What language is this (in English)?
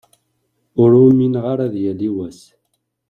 Kabyle